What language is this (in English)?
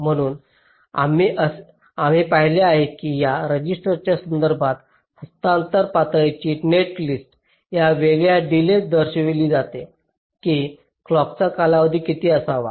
Marathi